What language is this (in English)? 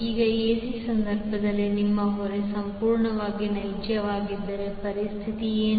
Kannada